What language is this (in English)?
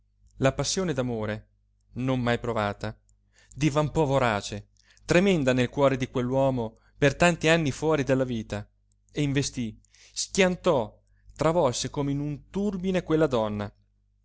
Italian